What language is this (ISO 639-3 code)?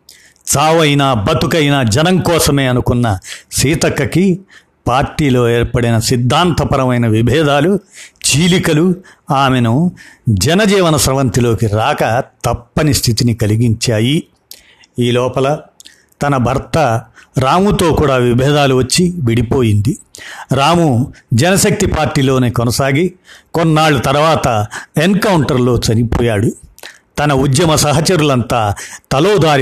tel